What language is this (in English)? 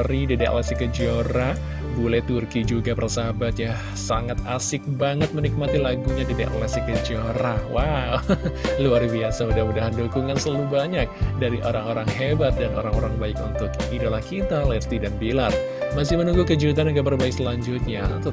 Indonesian